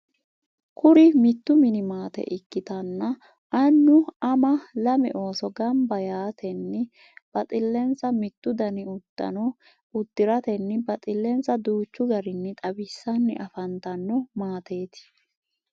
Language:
Sidamo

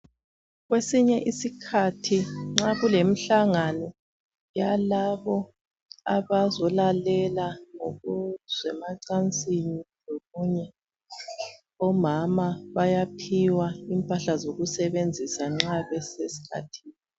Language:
North Ndebele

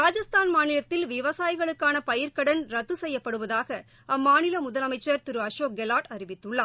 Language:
Tamil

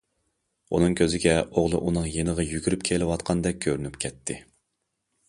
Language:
Uyghur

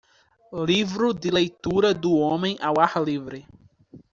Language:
Portuguese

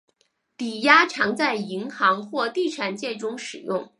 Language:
Chinese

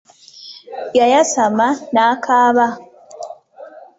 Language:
Ganda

